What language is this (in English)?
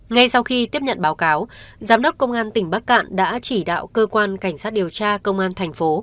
Vietnamese